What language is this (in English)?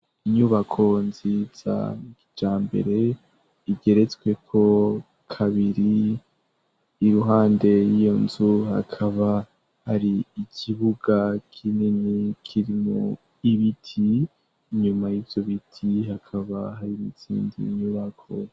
Rundi